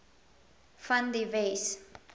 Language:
Afrikaans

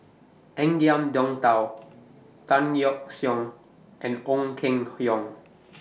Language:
English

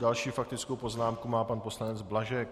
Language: Czech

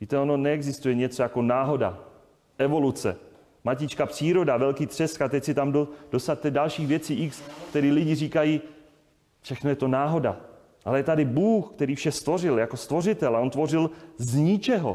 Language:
Czech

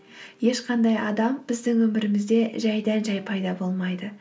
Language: Kazakh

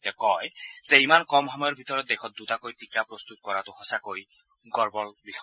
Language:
Assamese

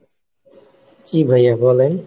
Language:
Bangla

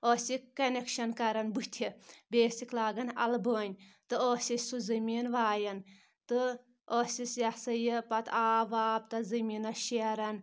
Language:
Kashmiri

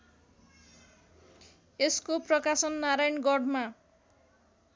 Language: Nepali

